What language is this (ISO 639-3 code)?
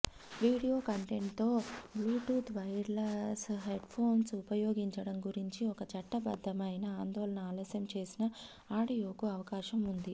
tel